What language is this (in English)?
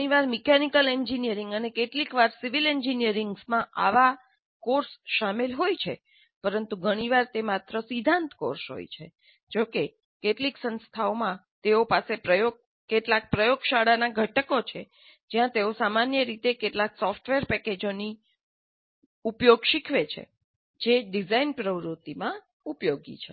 Gujarati